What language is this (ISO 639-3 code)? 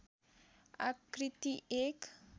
nep